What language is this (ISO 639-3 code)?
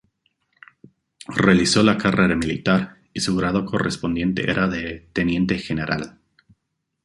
spa